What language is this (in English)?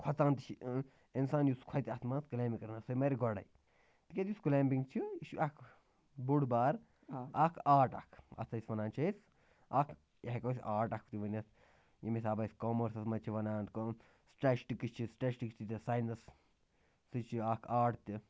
Kashmiri